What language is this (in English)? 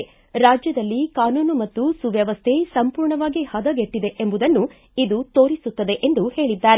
Kannada